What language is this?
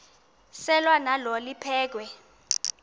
Xhosa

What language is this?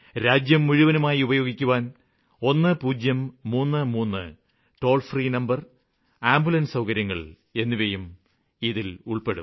Malayalam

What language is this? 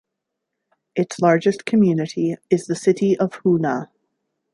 English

